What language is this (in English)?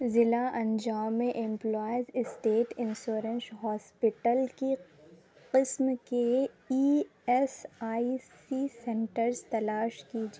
Urdu